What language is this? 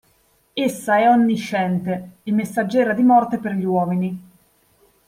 Italian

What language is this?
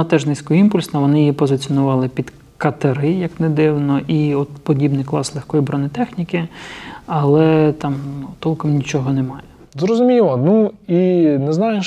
Ukrainian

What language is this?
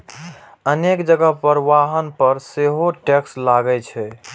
Maithili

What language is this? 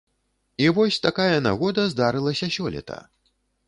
Belarusian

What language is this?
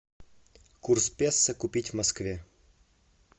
Russian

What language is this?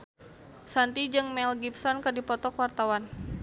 Sundanese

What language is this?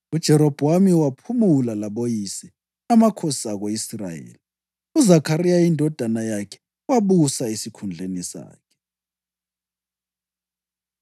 North Ndebele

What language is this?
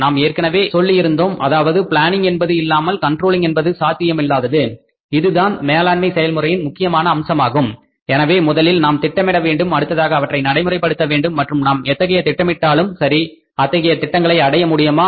Tamil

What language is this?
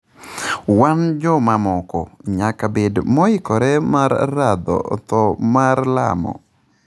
Luo (Kenya and Tanzania)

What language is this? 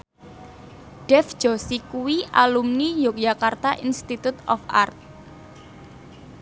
Javanese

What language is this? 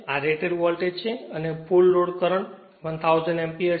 Gujarati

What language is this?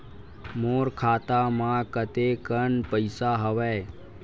Chhattisgarhi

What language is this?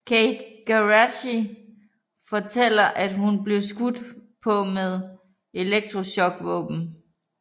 Danish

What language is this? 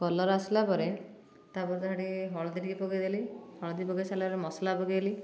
Odia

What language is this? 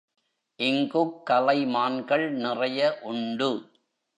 Tamil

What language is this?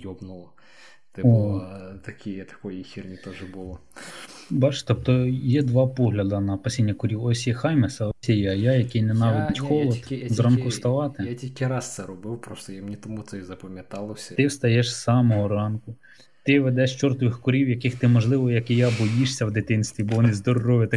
Ukrainian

